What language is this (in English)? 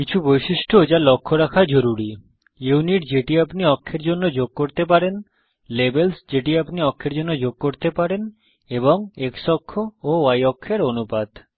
Bangla